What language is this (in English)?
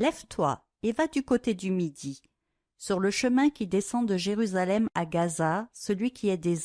French